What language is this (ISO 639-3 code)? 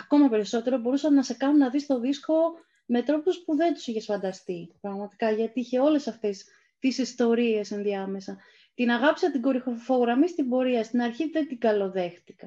ell